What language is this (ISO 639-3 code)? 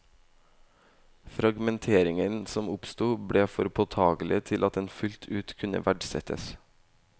nor